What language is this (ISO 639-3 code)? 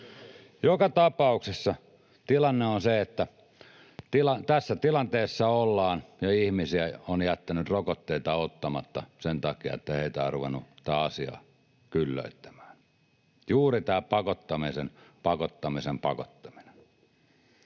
fin